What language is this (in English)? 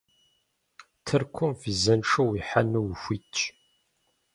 Kabardian